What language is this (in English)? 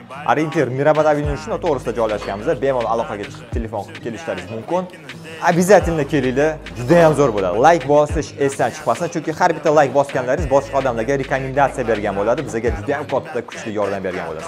Turkish